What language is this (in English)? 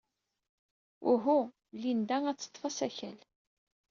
Kabyle